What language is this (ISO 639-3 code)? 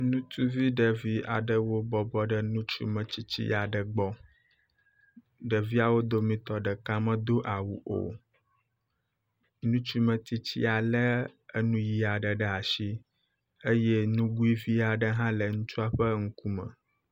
ewe